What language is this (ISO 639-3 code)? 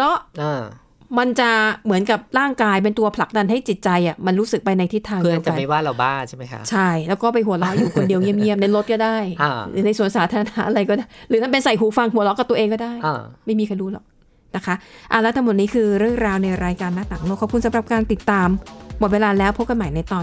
tha